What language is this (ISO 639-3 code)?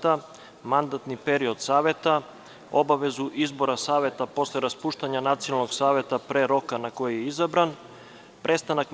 srp